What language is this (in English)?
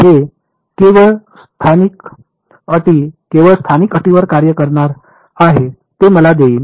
Marathi